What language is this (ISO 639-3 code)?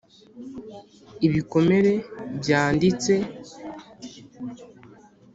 kin